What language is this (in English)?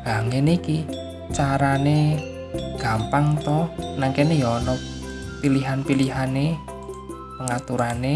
Indonesian